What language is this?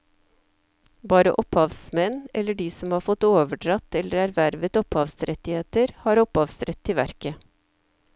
Norwegian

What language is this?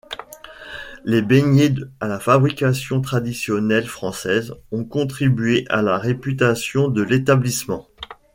French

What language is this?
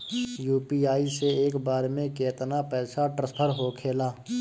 Bhojpuri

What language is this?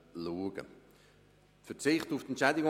Swiss German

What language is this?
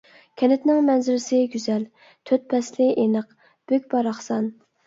Uyghur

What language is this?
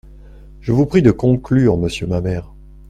French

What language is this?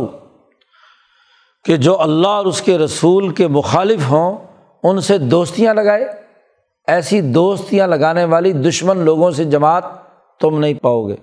Urdu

